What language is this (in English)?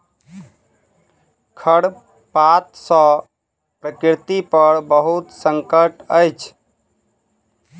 Maithili